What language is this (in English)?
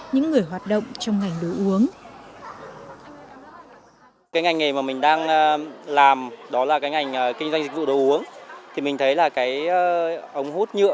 Vietnamese